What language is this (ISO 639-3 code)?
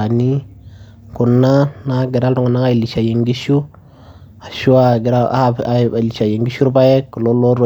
mas